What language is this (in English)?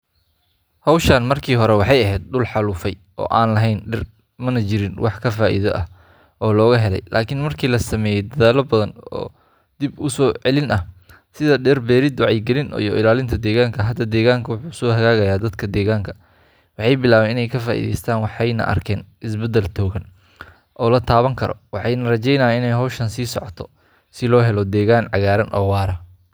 Somali